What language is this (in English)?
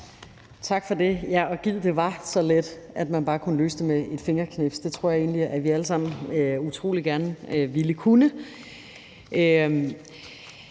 Danish